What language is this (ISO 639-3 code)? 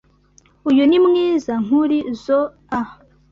kin